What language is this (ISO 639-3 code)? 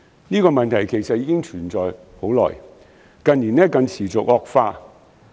yue